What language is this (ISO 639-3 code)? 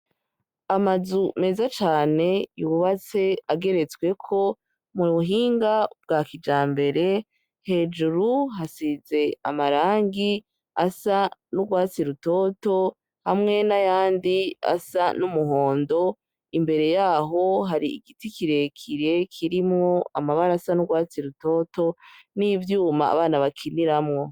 run